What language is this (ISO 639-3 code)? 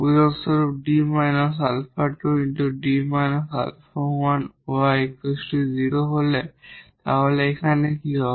ben